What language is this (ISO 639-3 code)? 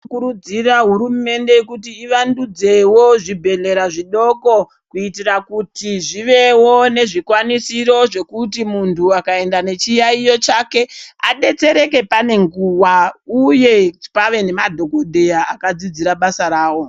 ndc